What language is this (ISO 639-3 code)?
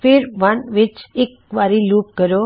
pan